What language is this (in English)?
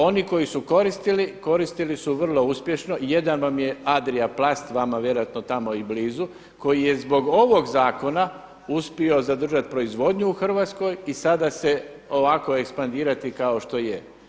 Croatian